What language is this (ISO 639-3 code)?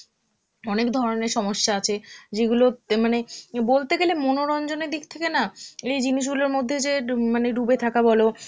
ben